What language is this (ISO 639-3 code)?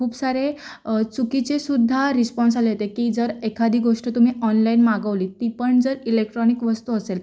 mar